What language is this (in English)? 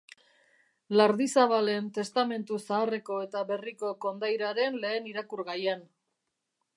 Basque